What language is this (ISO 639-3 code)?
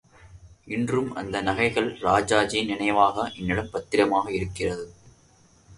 tam